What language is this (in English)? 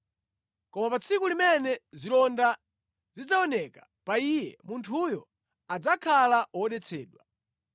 Nyanja